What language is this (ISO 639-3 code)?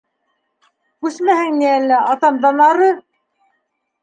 bak